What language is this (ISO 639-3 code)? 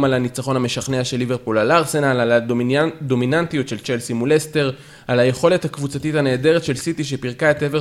heb